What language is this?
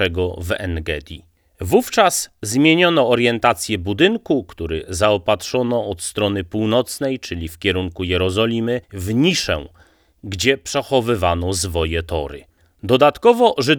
Polish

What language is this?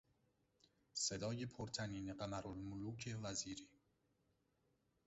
Persian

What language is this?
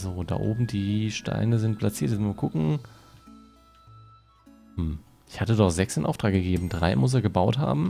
German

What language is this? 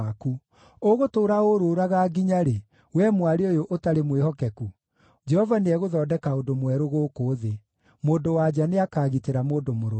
Kikuyu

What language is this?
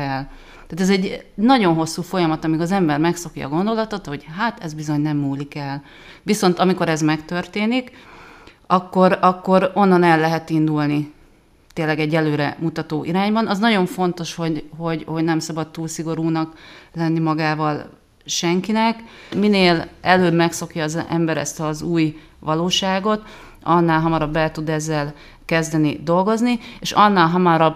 Hungarian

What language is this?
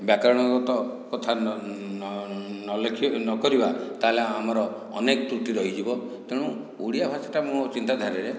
Odia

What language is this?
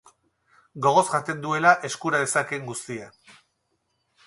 Basque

